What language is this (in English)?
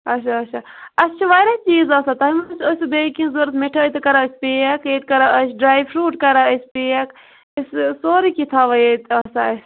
Kashmiri